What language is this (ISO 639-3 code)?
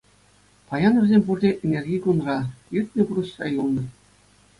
chv